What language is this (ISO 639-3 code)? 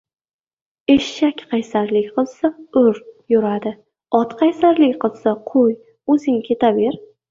uzb